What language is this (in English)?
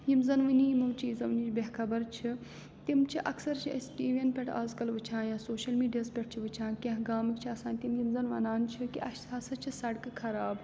Kashmiri